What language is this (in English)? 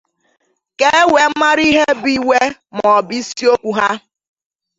Igbo